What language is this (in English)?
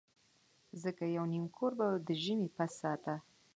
Pashto